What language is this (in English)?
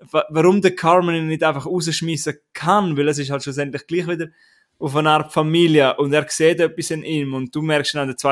German